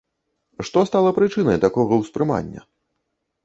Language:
Belarusian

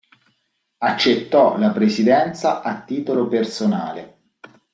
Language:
Italian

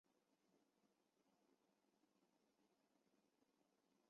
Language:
Chinese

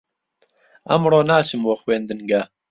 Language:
Central Kurdish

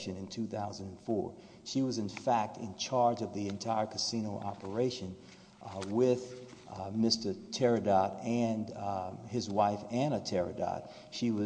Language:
English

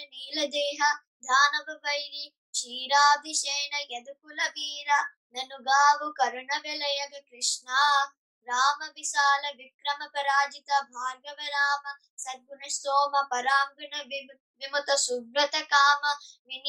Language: Telugu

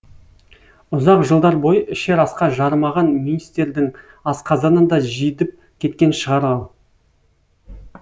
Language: Kazakh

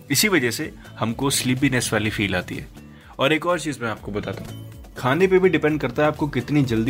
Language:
Hindi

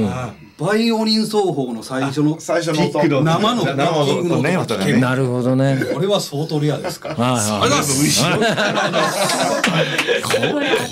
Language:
Japanese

